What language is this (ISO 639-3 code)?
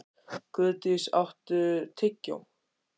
isl